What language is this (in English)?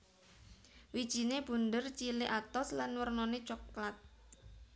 Javanese